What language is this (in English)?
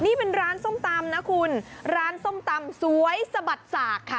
Thai